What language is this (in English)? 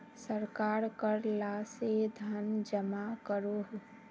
Magahi